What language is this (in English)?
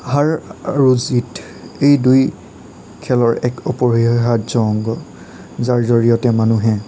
Assamese